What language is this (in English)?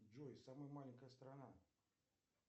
Russian